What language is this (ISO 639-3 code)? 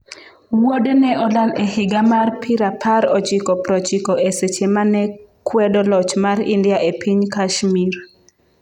luo